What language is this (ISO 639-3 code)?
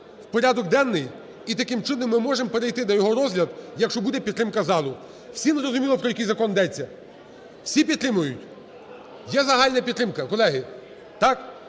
ukr